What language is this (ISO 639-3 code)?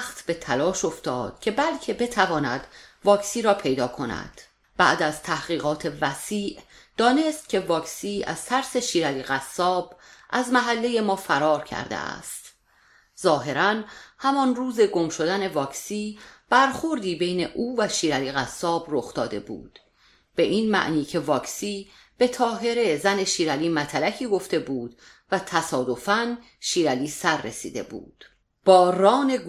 fas